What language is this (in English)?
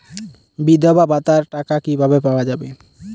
Bangla